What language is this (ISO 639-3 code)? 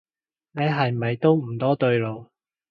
yue